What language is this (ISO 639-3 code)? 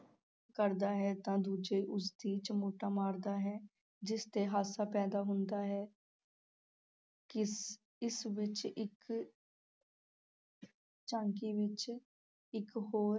pan